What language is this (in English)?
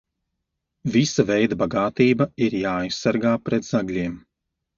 Latvian